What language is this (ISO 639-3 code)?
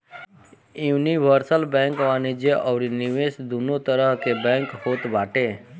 bho